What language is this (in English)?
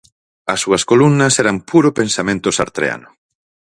Galician